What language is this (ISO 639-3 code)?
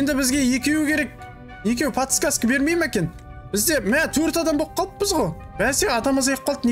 tur